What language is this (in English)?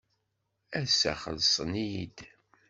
Kabyle